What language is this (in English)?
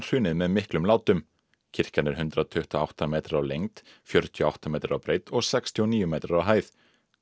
Icelandic